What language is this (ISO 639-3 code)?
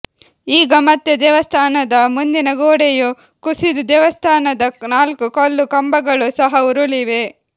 kan